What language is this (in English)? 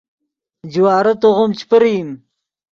Yidgha